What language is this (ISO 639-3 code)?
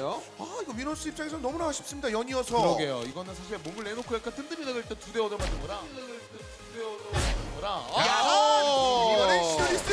kor